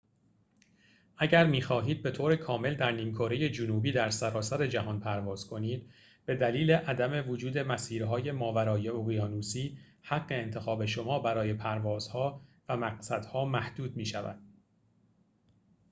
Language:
Persian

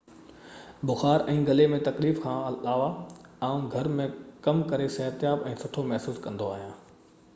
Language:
Sindhi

